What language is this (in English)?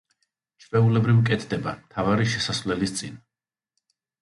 Georgian